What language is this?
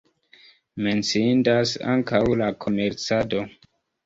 Esperanto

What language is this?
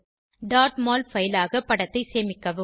Tamil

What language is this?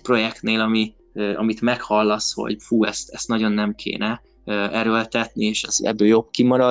Hungarian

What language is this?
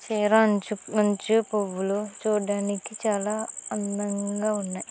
Telugu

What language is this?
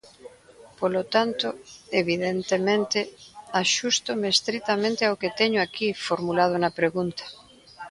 Galician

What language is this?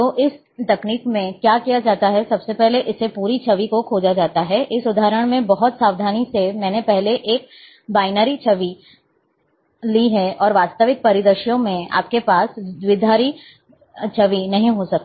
Hindi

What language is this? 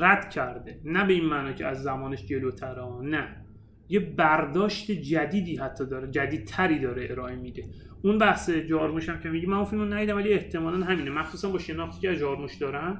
Persian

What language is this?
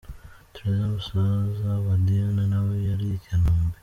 Kinyarwanda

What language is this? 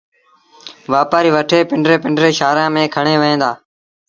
Sindhi Bhil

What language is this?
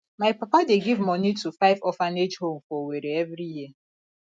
Nigerian Pidgin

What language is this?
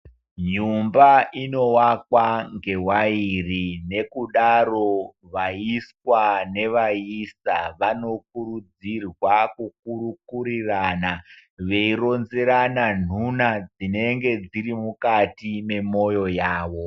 Ndau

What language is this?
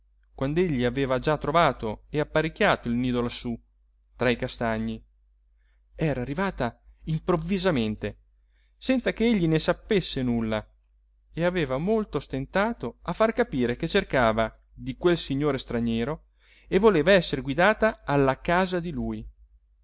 Italian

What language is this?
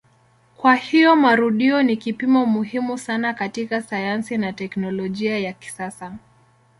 Swahili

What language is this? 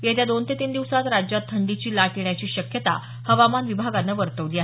Marathi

